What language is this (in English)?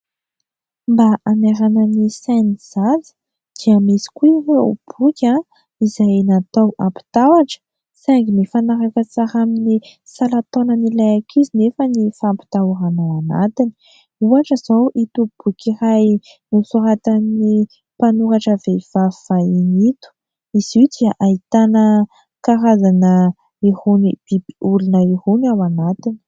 Malagasy